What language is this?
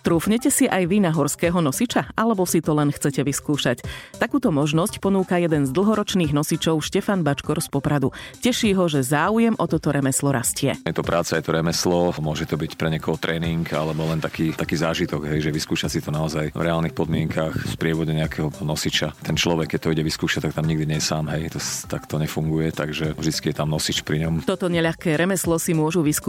Slovak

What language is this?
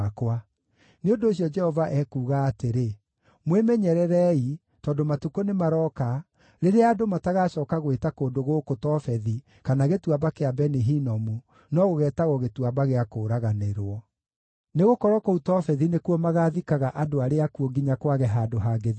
Kikuyu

